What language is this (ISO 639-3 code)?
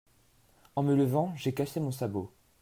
fra